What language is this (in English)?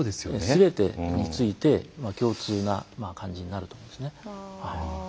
Japanese